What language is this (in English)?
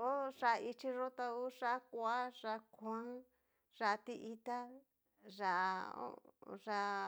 Cacaloxtepec Mixtec